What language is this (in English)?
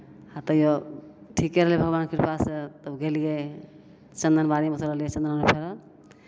Maithili